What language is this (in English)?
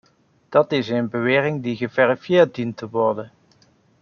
Dutch